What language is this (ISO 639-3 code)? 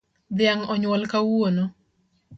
luo